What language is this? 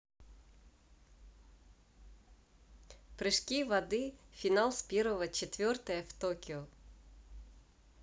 Russian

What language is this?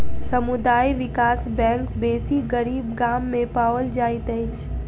Maithili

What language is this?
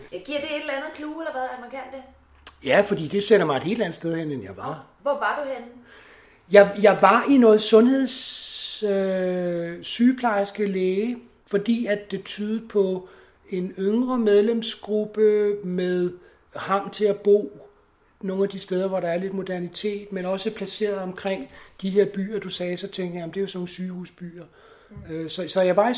Danish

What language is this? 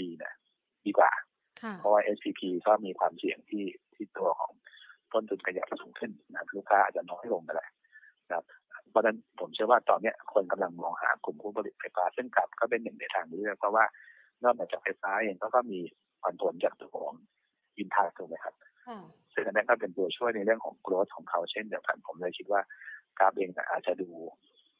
Thai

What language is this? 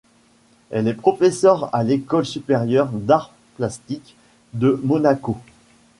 French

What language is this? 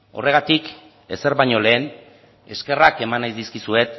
Basque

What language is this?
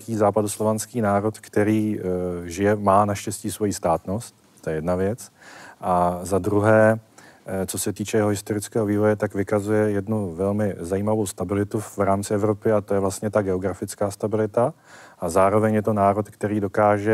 Czech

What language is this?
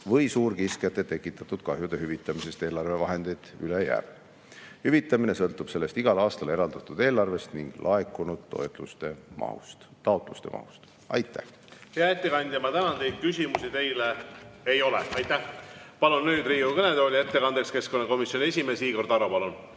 Estonian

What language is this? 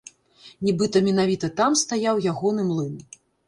Belarusian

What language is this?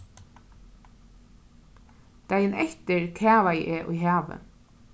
Faroese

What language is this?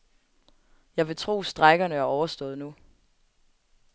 Danish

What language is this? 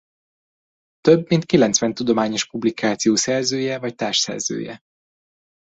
Hungarian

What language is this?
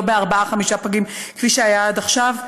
Hebrew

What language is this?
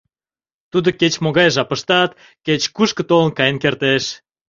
Mari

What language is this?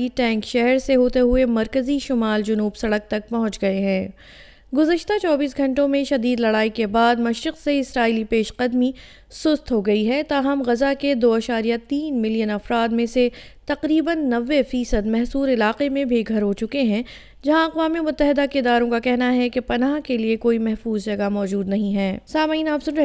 Urdu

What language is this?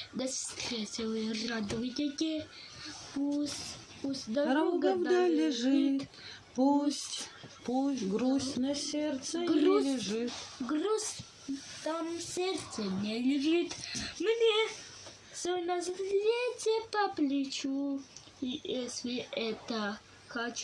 Russian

